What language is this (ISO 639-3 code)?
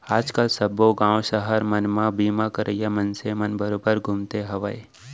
hne